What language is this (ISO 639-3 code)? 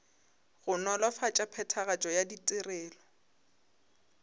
nso